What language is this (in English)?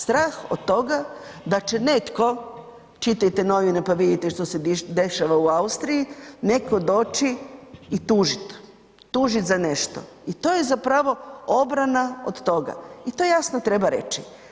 Croatian